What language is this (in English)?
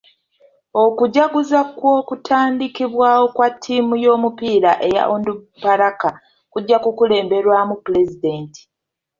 Ganda